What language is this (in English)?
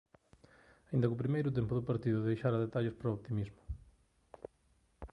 Galician